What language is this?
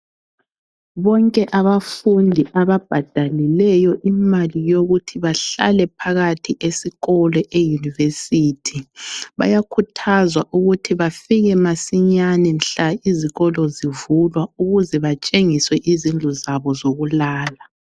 North Ndebele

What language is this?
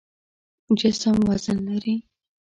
Pashto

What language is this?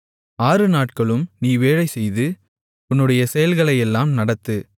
Tamil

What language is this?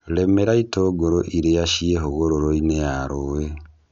Kikuyu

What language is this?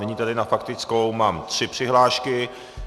Czech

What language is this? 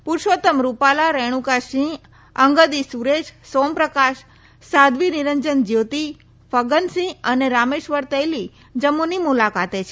Gujarati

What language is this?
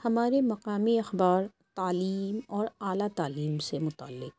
Urdu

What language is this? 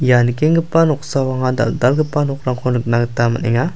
Garo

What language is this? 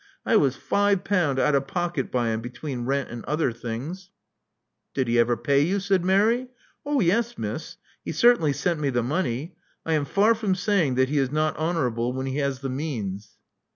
English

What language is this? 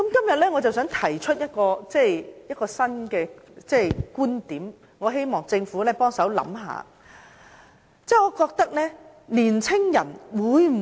Cantonese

